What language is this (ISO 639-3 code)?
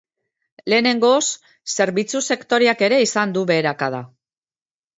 eus